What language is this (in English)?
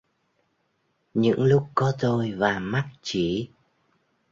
Vietnamese